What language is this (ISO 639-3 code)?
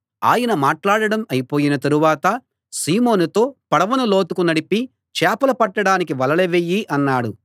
tel